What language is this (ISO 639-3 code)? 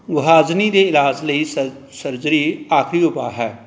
pan